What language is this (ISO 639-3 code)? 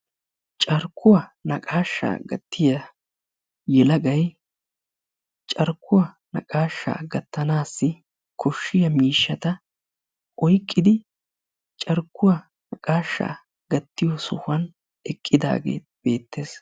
wal